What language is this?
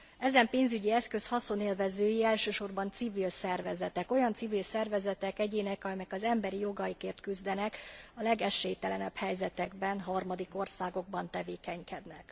Hungarian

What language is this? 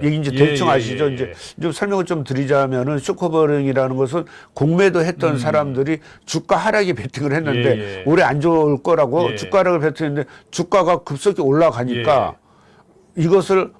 Korean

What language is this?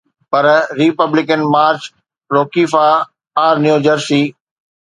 Sindhi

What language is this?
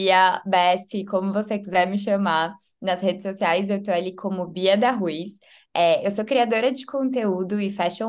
Portuguese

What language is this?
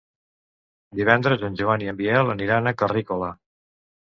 Catalan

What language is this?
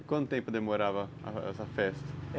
Portuguese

